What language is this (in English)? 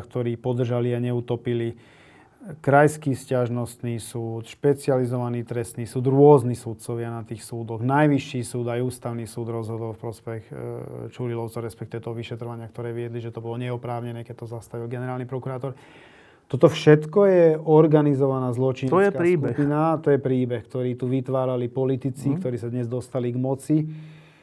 Slovak